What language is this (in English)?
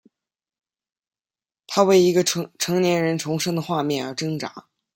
Chinese